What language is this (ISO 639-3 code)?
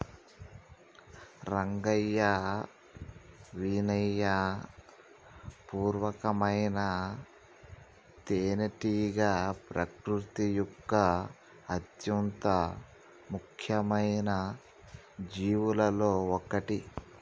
tel